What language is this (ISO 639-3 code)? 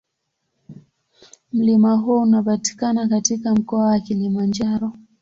swa